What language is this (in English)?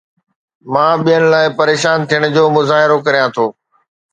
Sindhi